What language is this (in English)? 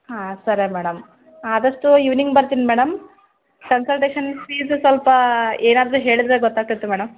Kannada